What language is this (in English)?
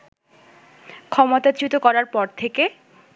Bangla